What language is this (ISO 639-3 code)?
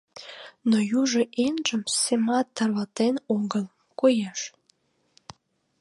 chm